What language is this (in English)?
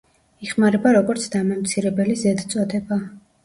Georgian